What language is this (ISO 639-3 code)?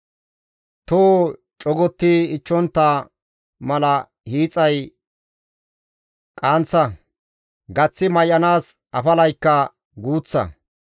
gmv